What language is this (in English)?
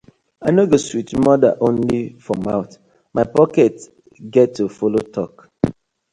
Nigerian Pidgin